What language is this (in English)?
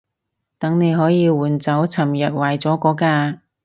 Cantonese